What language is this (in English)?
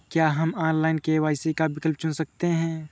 Hindi